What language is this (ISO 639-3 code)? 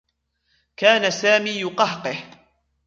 ara